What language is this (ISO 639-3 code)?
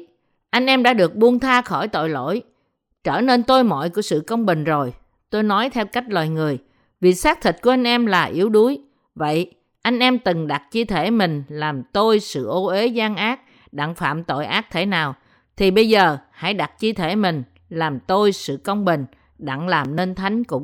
vie